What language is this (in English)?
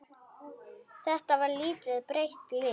Icelandic